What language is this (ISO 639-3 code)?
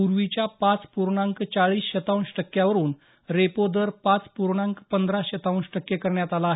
mar